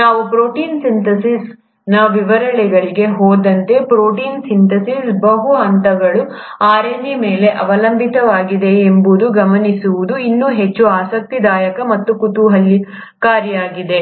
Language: Kannada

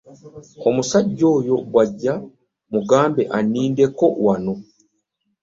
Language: Ganda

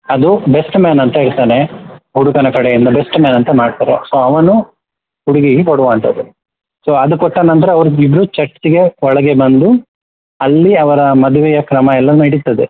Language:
Kannada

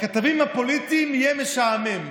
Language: Hebrew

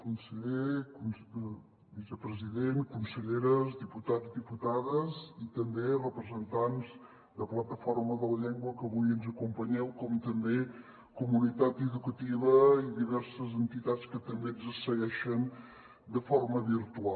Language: Catalan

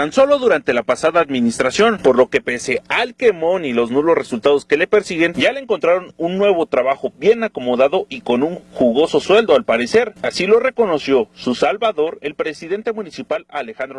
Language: Spanish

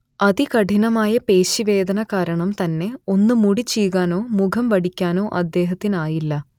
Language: Malayalam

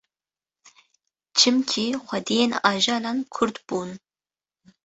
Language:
Kurdish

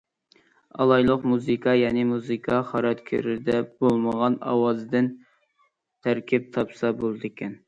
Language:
Uyghur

